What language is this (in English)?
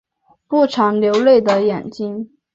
Chinese